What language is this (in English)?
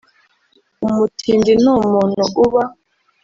Kinyarwanda